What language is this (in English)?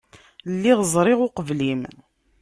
Kabyle